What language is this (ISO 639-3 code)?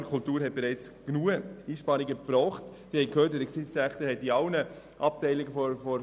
gsw